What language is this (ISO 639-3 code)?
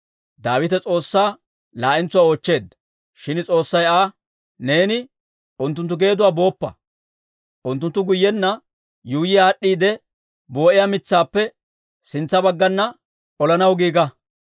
dwr